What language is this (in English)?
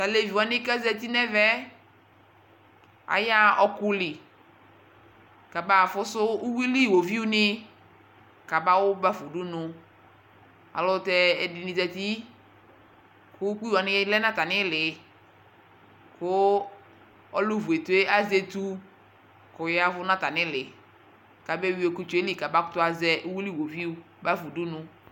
Ikposo